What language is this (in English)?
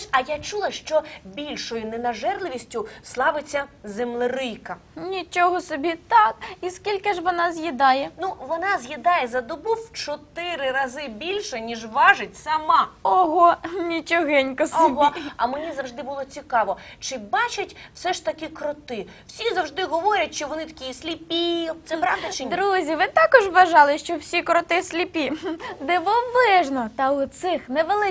Ukrainian